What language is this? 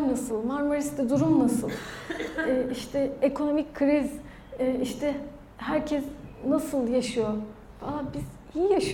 Turkish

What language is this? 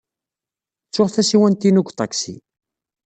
Kabyle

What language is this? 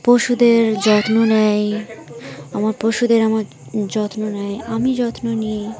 Bangla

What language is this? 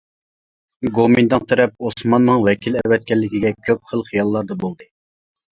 Uyghur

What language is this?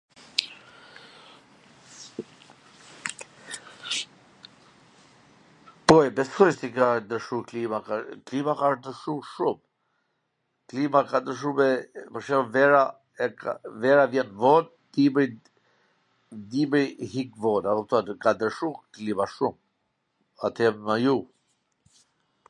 Gheg Albanian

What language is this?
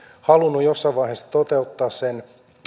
Finnish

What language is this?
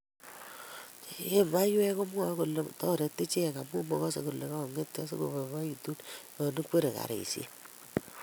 Kalenjin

